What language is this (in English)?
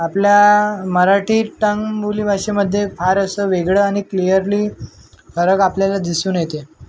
Marathi